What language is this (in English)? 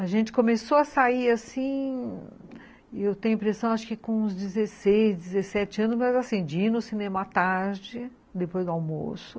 Portuguese